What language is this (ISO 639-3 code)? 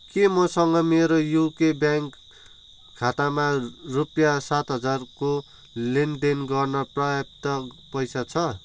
nep